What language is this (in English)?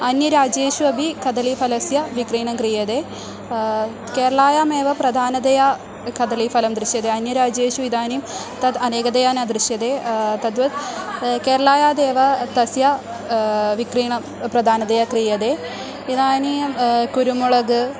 Sanskrit